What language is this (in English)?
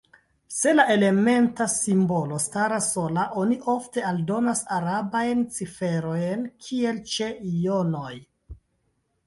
Esperanto